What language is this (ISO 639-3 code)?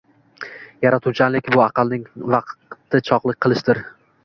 uzb